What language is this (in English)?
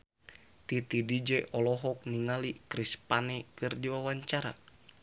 Sundanese